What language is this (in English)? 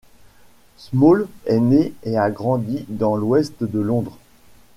French